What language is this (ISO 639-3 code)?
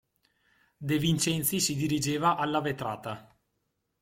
ita